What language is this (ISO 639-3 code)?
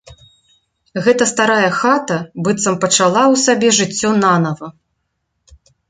bel